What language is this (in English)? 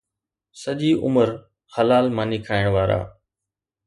Sindhi